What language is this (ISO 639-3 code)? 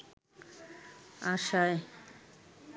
ben